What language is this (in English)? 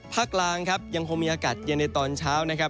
Thai